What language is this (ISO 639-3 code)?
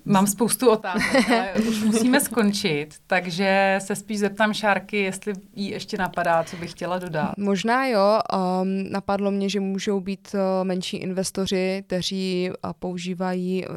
ces